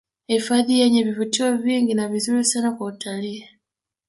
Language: Swahili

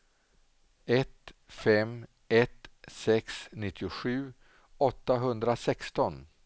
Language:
Swedish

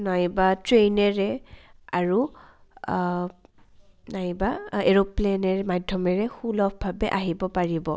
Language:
Assamese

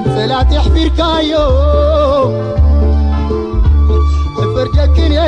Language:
Arabic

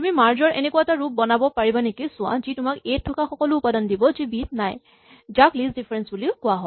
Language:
Assamese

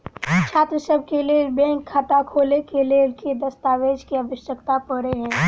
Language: Maithili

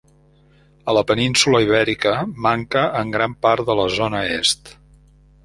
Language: Catalan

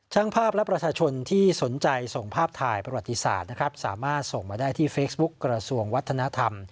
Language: Thai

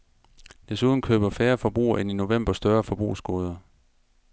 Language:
Danish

